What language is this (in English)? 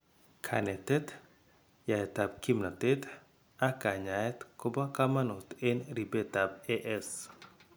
Kalenjin